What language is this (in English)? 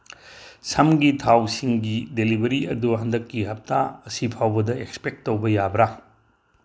Manipuri